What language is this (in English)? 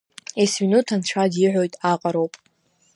Abkhazian